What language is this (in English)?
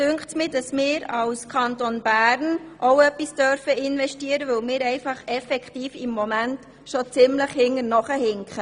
Swiss German